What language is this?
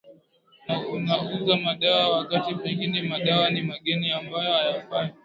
Swahili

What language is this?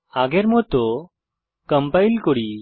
Bangla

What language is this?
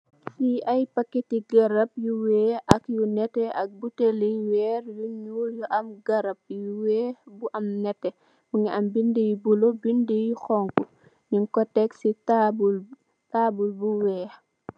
Wolof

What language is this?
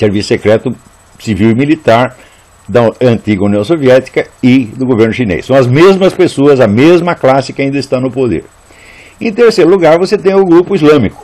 Portuguese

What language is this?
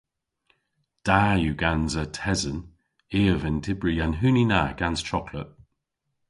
Cornish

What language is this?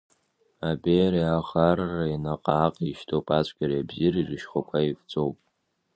Abkhazian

